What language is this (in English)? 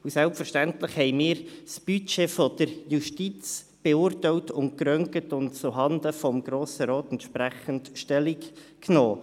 Swiss German